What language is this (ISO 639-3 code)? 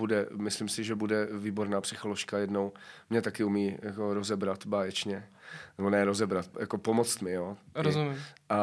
ces